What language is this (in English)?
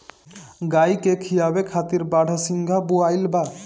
Bhojpuri